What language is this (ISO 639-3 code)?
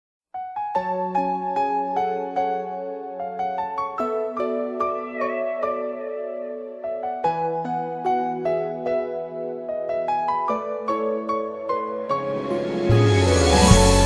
kor